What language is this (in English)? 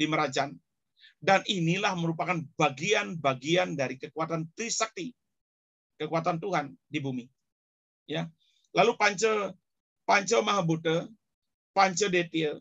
Indonesian